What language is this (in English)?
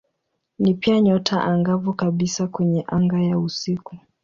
Swahili